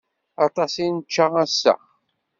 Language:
Kabyle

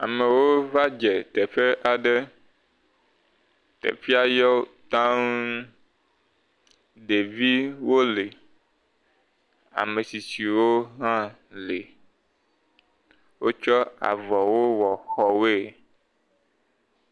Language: Ewe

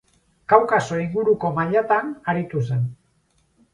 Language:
Basque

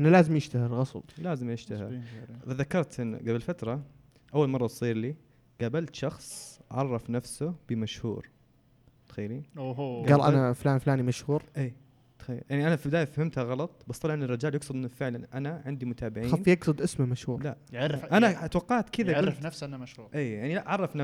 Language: Arabic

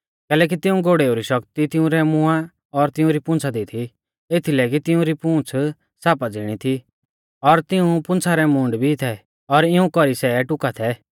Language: Mahasu Pahari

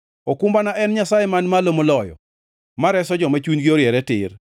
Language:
Luo (Kenya and Tanzania)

